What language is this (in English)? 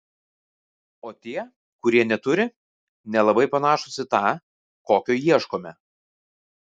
Lithuanian